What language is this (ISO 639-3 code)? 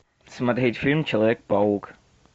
rus